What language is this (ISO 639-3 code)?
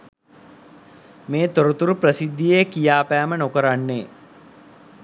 sin